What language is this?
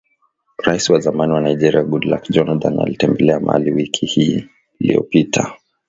Swahili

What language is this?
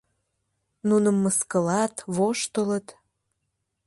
Mari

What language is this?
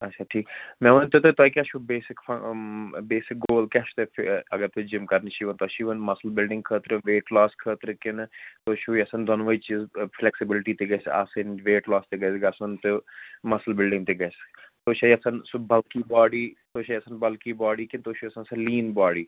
Kashmiri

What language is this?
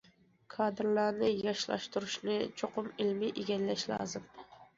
Uyghur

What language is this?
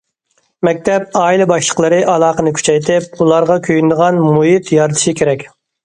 Uyghur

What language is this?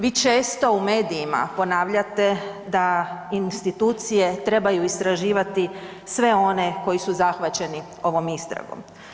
Croatian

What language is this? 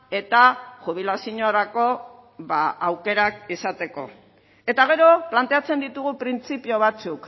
Basque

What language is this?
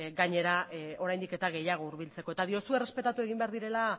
Basque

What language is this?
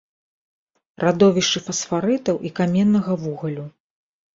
Belarusian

